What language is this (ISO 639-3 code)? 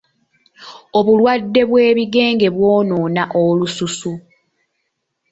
lug